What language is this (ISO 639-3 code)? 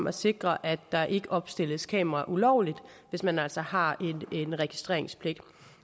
dan